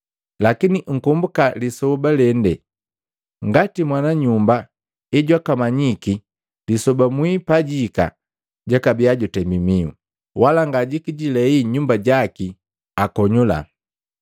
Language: Matengo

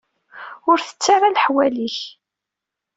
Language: Kabyle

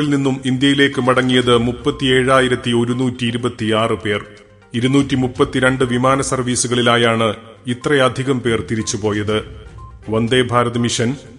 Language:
Malayalam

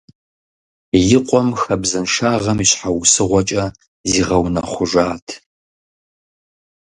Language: Kabardian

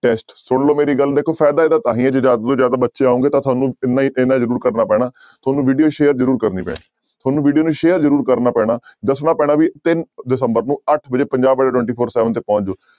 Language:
Punjabi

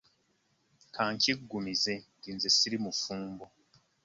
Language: Ganda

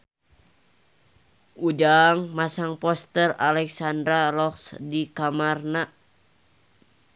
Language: Sundanese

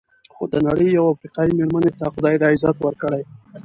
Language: Pashto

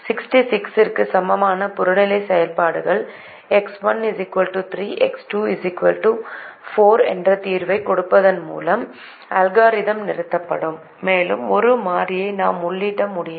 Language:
Tamil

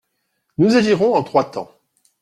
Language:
French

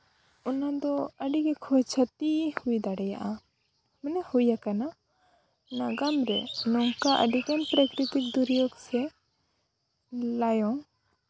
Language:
Santali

